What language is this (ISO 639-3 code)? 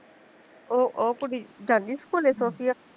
pan